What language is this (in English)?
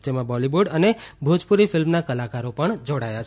Gujarati